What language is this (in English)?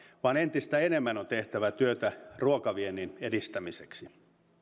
Finnish